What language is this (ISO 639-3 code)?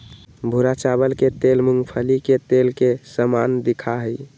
mag